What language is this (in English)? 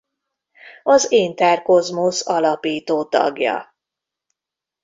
Hungarian